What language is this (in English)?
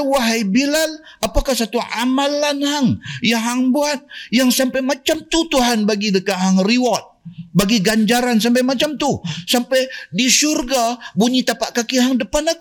Malay